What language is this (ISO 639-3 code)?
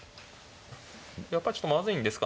jpn